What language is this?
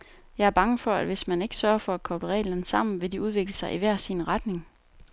Danish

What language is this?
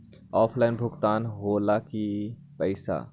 Magahi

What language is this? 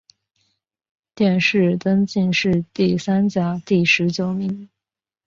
Chinese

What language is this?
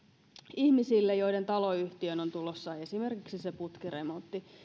Finnish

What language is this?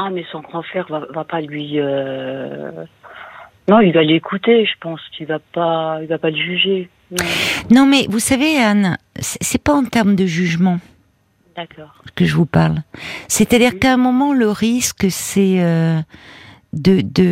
French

